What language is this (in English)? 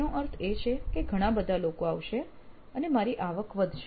Gujarati